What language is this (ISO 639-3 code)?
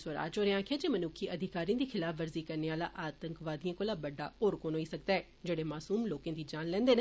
doi